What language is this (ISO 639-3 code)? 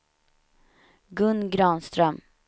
swe